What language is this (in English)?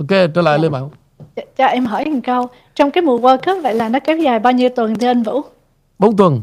Vietnamese